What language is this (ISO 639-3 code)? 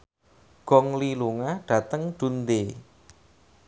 jav